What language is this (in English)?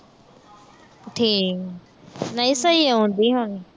Punjabi